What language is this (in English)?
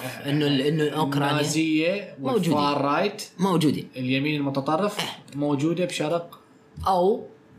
Arabic